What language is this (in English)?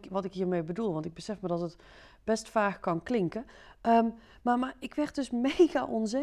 Dutch